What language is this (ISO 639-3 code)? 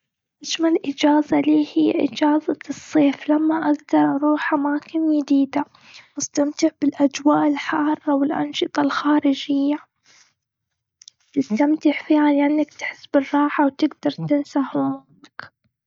afb